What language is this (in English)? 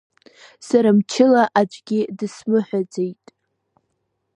Abkhazian